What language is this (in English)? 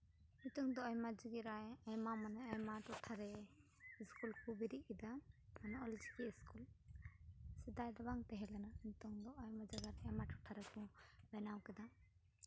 Santali